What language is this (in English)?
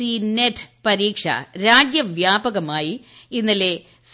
Malayalam